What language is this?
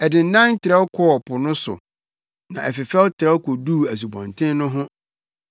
Akan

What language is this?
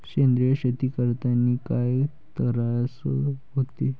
Marathi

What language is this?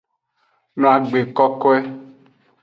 Aja (Benin)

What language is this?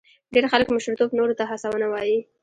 Pashto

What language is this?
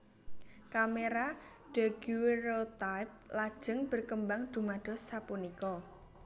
Javanese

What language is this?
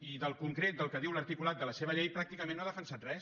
Catalan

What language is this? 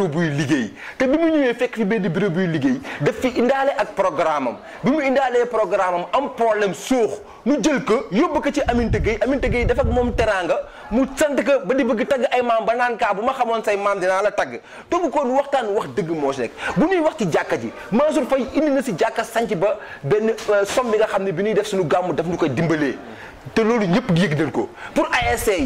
French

